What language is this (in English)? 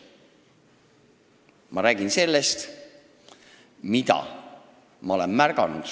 Estonian